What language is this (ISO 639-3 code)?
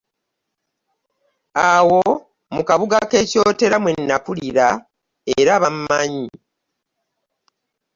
lug